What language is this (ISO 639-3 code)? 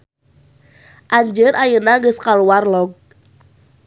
sun